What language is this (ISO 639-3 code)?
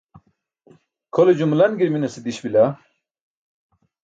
bsk